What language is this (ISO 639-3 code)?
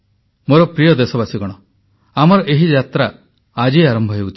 ori